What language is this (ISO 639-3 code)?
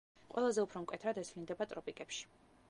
kat